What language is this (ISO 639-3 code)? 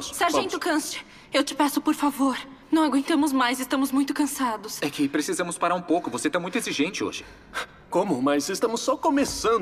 por